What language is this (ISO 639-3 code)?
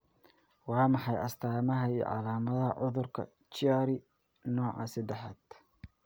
som